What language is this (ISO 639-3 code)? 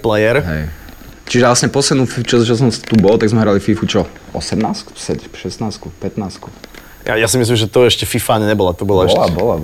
slk